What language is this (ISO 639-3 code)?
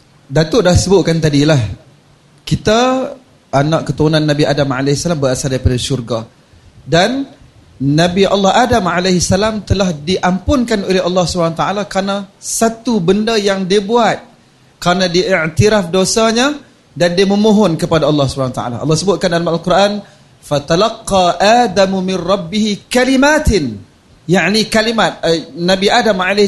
msa